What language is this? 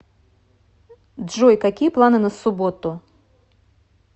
Russian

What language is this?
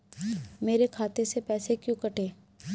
Hindi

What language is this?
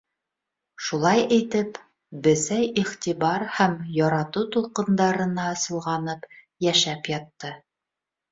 Bashkir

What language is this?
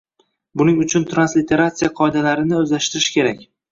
Uzbek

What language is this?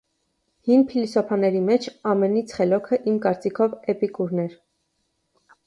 Armenian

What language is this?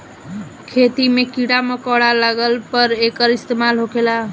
Bhojpuri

